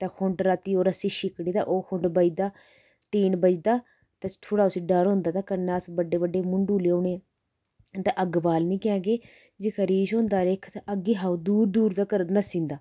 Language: Dogri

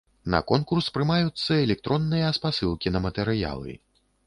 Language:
Belarusian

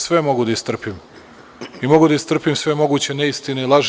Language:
Serbian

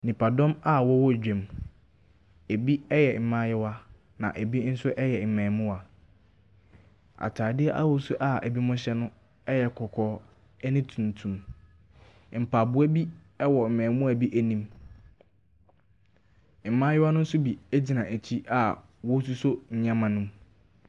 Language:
Akan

